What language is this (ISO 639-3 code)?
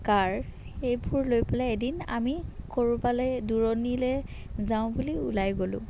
asm